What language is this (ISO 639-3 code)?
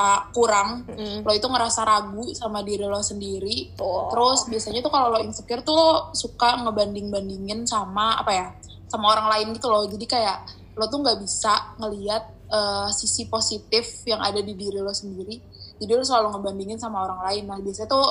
ind